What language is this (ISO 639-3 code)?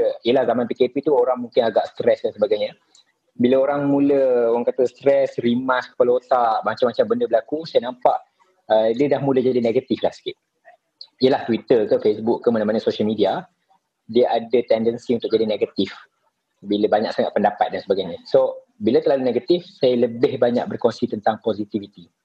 msa